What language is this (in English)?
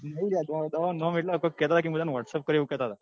Gujarati